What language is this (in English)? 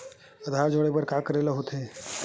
Chhattisgarhi